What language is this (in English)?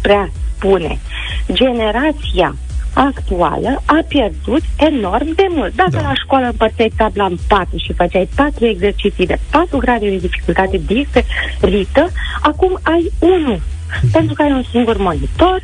Romanian